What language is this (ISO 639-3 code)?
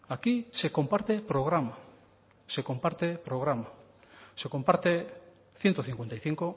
spa